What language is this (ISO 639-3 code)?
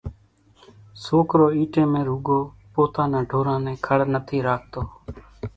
gjk